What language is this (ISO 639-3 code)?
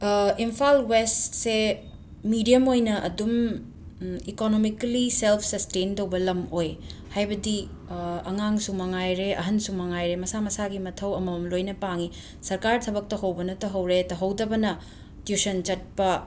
mni